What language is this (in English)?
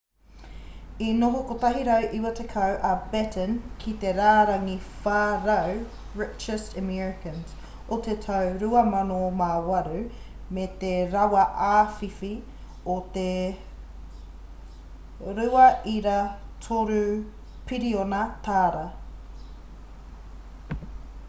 Māori